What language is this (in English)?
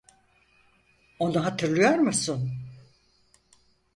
Turkish